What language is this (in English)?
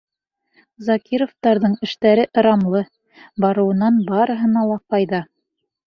Bashkir